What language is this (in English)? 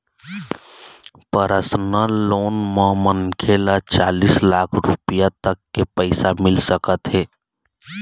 Chhattisgarhi